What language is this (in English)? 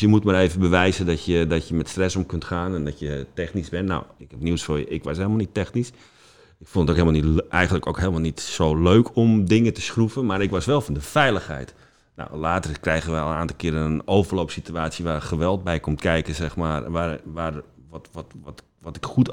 Dutch